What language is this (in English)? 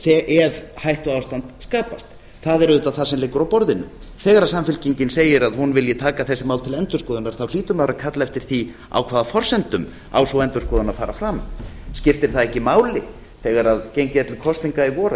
Icelandic